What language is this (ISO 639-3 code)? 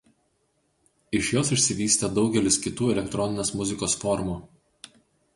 lit